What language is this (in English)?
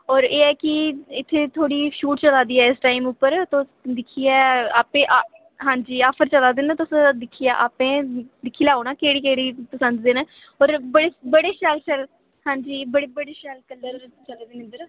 Dogri